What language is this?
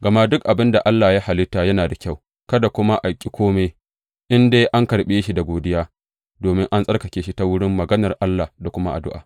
Hausa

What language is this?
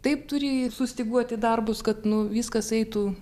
Lithuanian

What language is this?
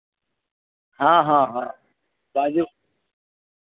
Maithili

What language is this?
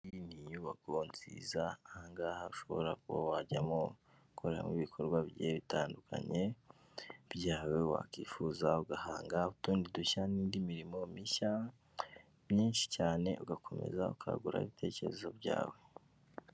Kinyarwanda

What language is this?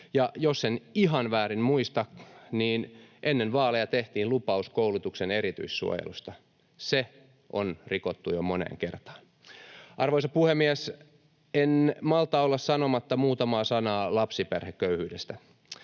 Finnish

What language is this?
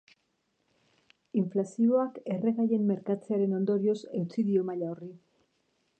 Basque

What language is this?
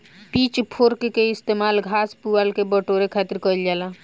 Bhojpuri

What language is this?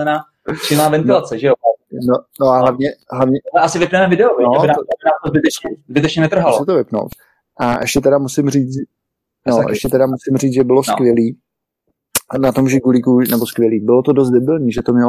Czech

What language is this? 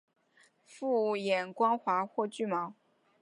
Chinese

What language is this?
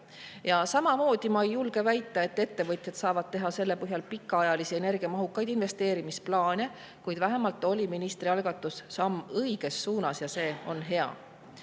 Estonian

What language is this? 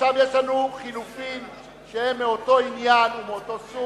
Hebrew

